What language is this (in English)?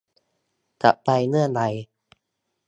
Thai